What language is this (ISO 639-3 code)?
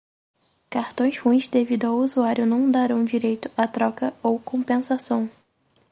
por